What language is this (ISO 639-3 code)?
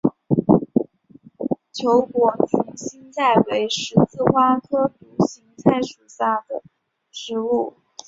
zho